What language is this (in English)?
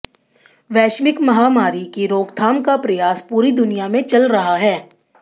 Hindi